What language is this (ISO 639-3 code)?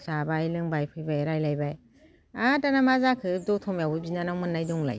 brx